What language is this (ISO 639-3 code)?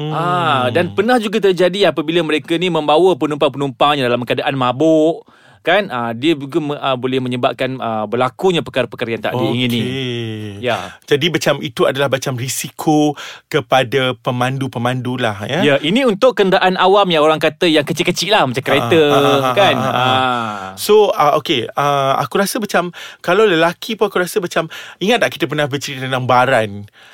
msa